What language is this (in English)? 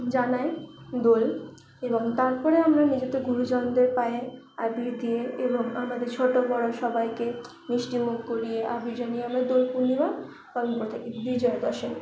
Bangla